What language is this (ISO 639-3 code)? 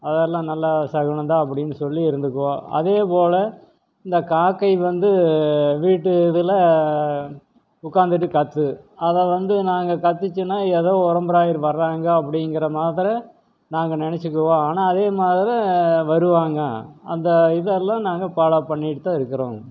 tam